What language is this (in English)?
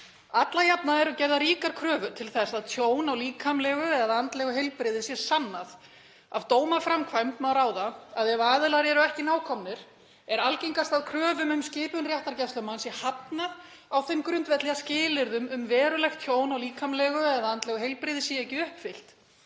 Icelandic